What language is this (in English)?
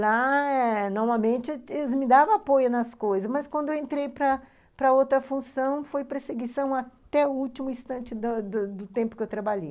Portuguese